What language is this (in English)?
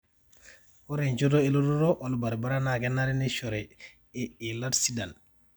Masai